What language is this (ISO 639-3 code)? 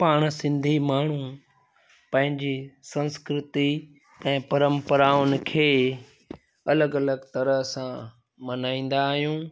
snd